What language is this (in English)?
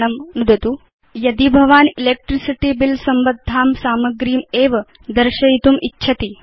Sanskrit